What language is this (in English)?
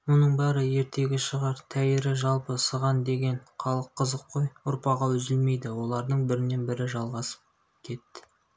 Kazakh